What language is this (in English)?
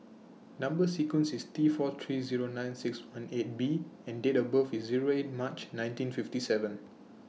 English